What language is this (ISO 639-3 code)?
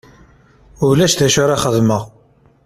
kab